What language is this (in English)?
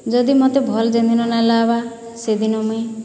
Odia